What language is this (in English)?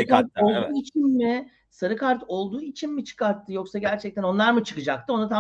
Turkish